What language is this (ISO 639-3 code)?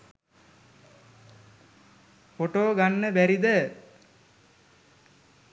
sin